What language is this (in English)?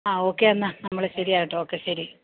Malayalam